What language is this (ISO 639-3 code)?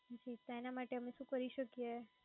guj